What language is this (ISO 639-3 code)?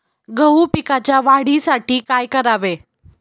mar